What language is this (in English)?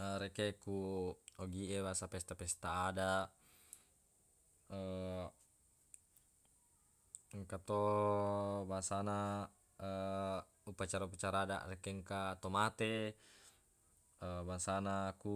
Buginese